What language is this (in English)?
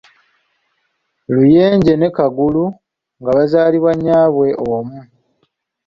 Ganda